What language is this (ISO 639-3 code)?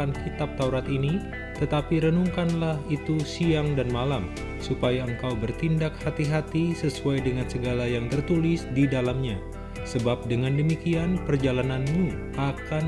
ind